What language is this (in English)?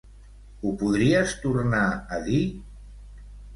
Catalan